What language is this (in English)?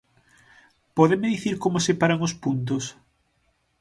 Galician